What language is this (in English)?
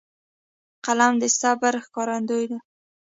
Pashto